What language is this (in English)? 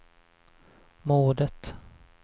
Swedish